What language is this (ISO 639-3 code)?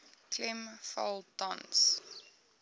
afr